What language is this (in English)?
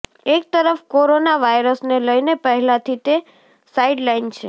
Gujarati